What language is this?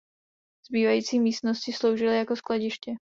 Czech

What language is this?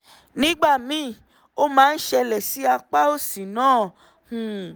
Yoruba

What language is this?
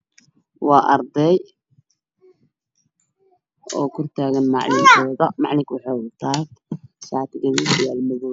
Somali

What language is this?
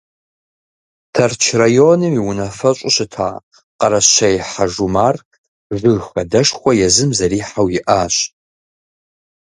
Kabardian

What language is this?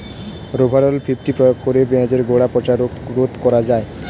Bangla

